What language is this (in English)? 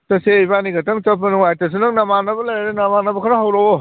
Manipuri